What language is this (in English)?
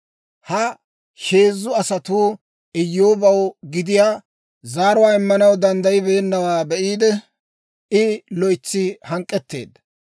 Dawro